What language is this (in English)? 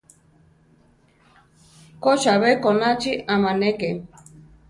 Central Tarahumara